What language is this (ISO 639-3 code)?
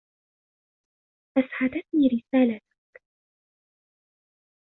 ara